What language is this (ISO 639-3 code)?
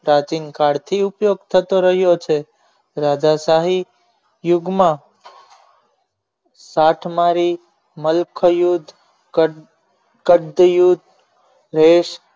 guj